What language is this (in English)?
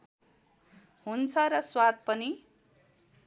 Nepali